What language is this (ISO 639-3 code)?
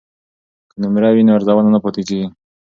pus